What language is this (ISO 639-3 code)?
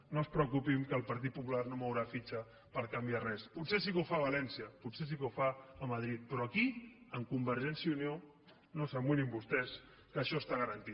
cat